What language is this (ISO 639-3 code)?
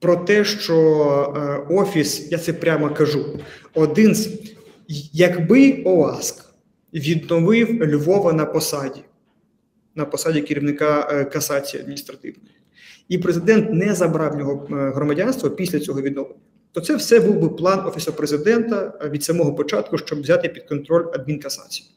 ukr